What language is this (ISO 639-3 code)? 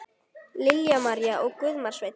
isl